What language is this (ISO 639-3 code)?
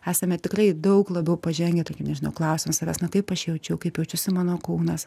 lit